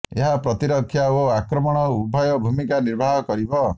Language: Odia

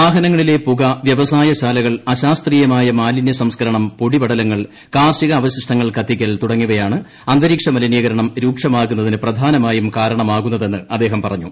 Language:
Malayalam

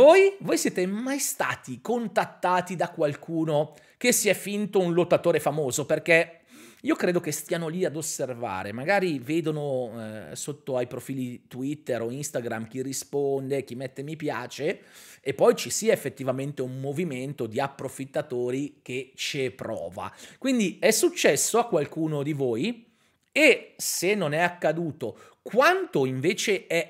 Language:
Italian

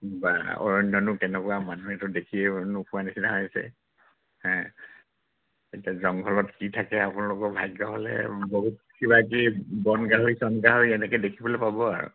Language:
Assamese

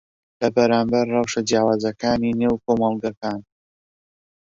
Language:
Central Kurdish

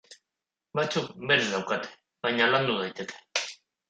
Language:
Basque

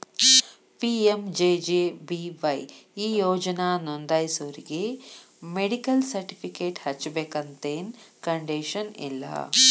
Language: Kannada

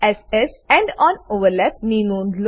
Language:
Gujarati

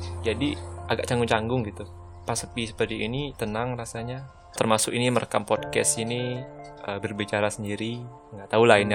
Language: Indonesian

